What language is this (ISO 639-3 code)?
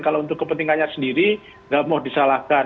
ind